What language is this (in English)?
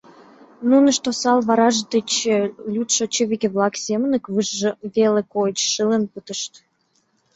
Mari